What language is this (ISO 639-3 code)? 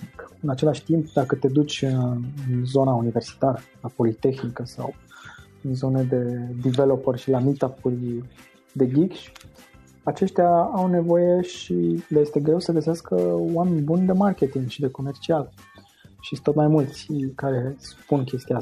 ron